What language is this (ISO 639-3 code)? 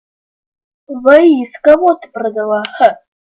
rus